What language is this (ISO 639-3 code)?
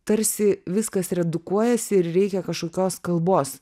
lit